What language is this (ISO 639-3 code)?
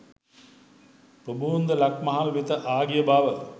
sin